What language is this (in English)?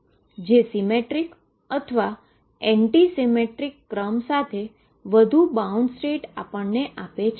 Gujarati